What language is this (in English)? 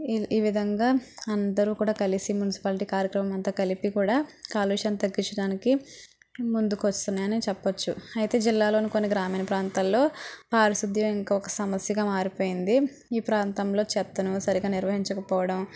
Telugu